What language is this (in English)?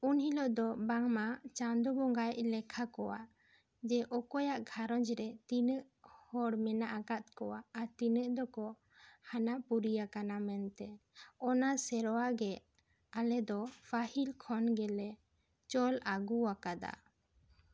Santali